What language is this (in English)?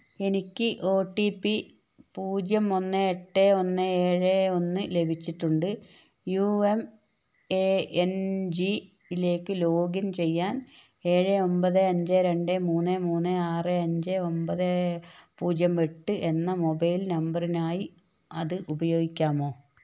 Malayalam